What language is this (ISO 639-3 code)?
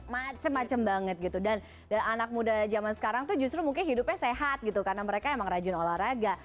ind